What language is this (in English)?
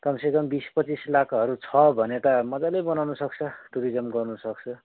Nepali